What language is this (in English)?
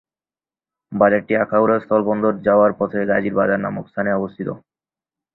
Bangla